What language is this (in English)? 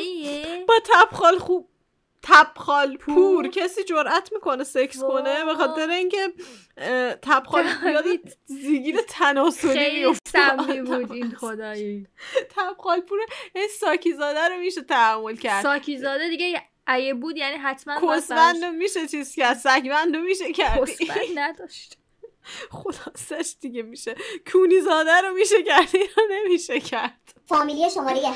Persian